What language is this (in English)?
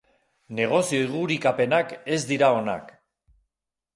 Basque